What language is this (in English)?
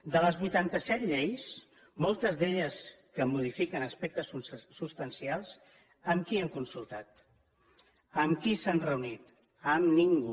Catalan